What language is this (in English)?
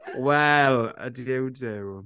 Welsh